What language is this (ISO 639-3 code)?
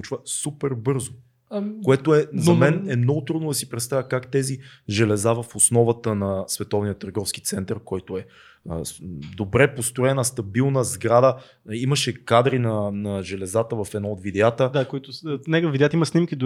bul